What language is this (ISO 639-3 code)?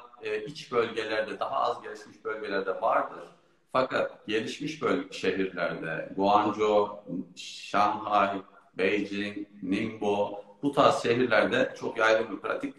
tur